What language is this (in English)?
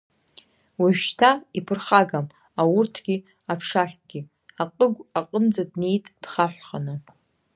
Abkhazian